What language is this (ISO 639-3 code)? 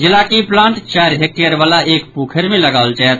mai